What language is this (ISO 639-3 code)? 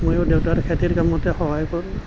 asm